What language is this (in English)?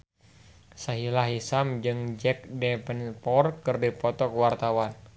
Sundanese